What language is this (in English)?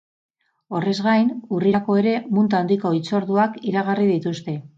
Basque